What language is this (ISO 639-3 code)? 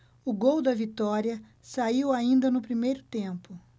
por